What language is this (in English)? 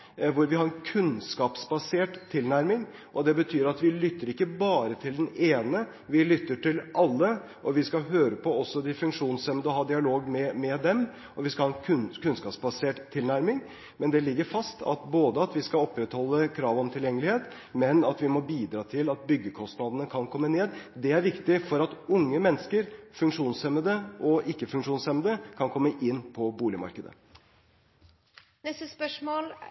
Norwegian Bokmål